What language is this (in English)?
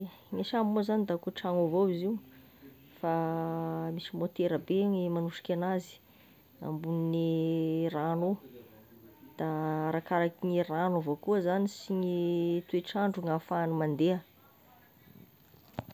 Tesaka Malagasy